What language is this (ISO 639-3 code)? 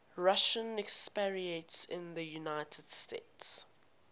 eng